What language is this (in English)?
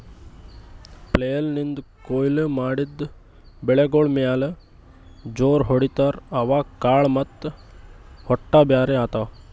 Kannada